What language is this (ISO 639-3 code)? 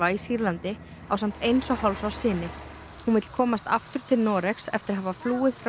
isl